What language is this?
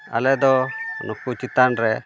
Santali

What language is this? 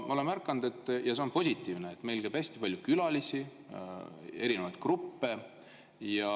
Estonian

